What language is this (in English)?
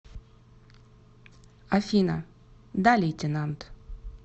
Russian